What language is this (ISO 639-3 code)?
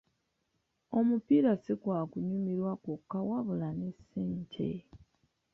lug